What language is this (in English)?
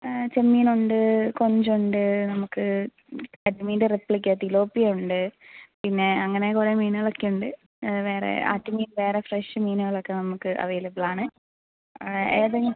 Malayalam